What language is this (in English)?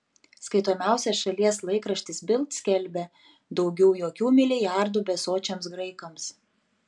Lithuanian